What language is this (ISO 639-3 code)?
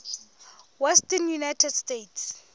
sot